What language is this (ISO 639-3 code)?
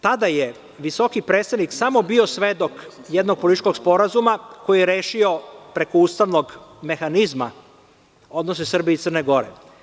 srp